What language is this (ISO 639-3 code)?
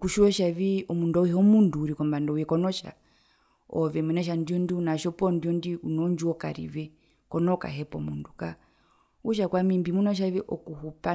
her